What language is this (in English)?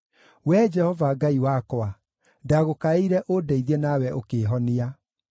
Kikuyu